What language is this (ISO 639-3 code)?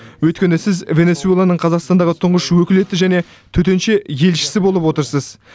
kaz